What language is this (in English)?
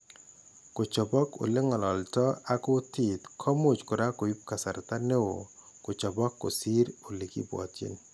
Kalenjin